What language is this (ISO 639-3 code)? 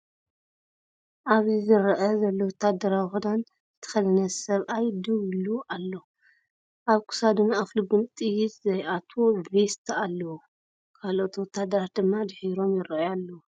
tir